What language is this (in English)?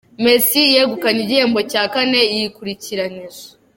Kinyarwanda